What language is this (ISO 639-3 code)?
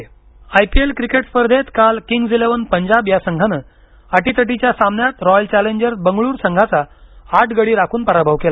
mar